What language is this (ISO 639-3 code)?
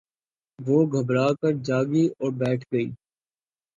urd